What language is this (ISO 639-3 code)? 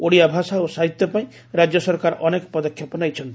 ori